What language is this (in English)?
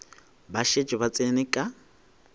Northern Sotho